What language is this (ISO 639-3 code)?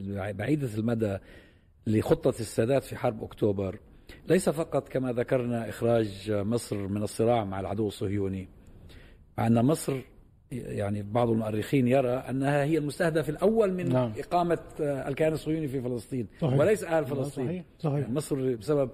ara